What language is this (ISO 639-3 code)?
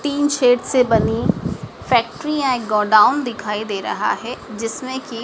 hin